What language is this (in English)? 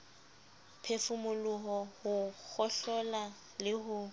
Southern Sotho